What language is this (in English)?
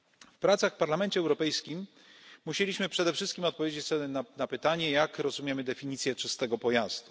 Polish